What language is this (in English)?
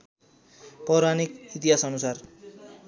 Nepali